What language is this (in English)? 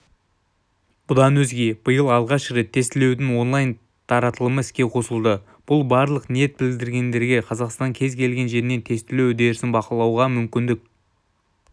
Kazakh